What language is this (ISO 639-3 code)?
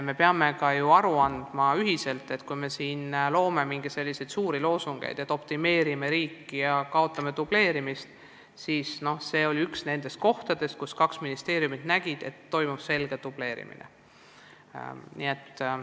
est